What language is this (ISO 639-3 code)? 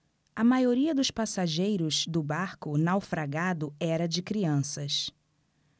por